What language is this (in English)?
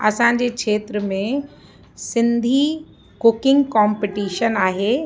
Sindhi